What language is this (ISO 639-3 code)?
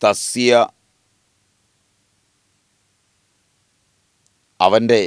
mal